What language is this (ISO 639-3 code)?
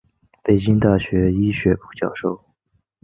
zho